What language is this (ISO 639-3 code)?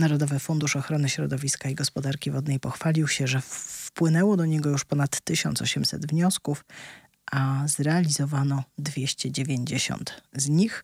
pol